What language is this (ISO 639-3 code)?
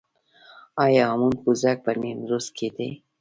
pus